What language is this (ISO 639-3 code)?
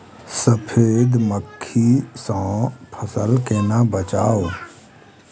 mai